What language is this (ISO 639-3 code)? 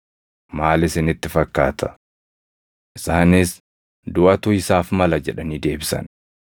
orm